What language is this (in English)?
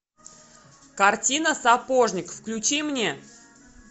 Russian